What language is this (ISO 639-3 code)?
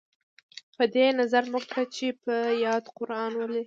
pus